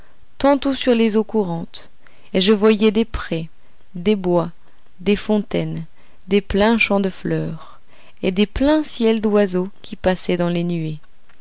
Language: French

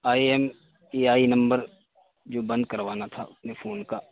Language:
Urdu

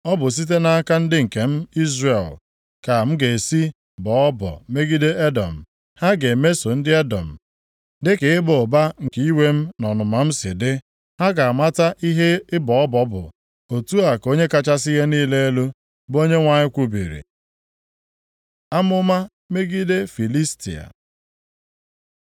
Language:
Igbo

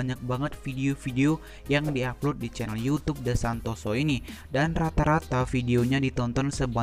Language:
Indonesian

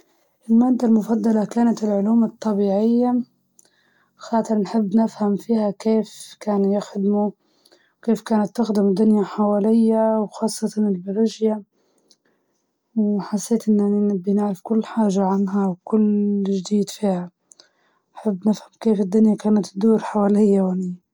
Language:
Libyan Arabic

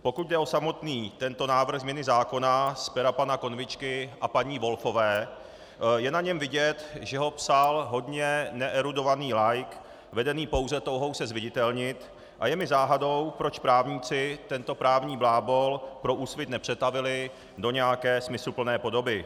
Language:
Czech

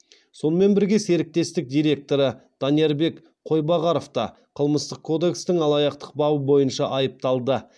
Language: Kazakh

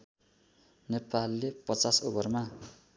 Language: Nepali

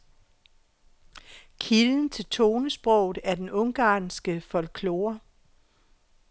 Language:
Danish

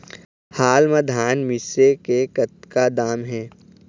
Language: Chhattisgarhi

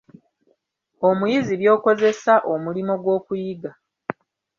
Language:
Ganda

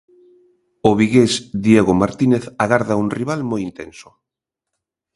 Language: Galician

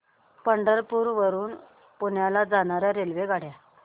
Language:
Marathi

